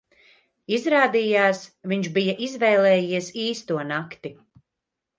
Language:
Latvian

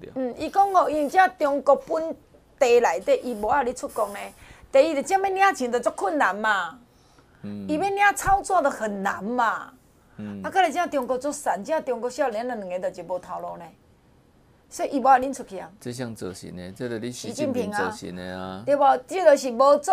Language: Chinese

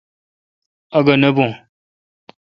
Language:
Kalkoti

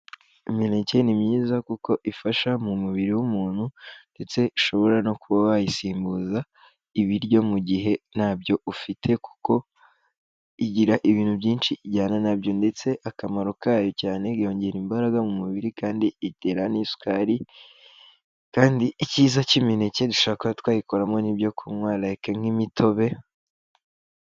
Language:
Kinyarwanda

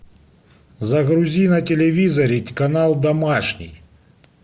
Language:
Russian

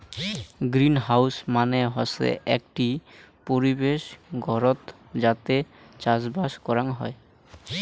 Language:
Bangla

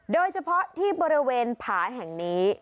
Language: Thai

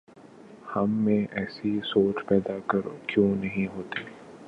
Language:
Urdu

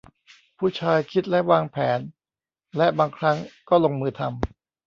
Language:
Thai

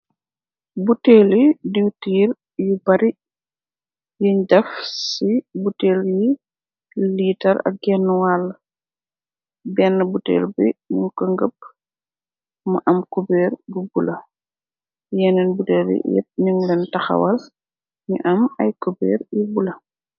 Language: Wolof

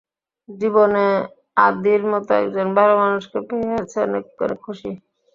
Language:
Bangla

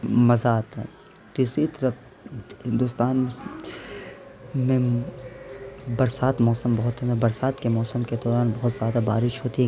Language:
Urdu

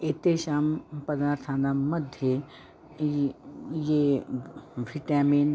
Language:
Sanskrit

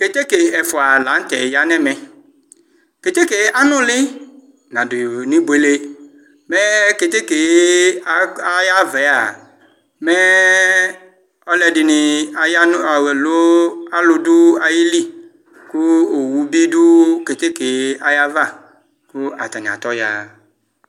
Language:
Ikposo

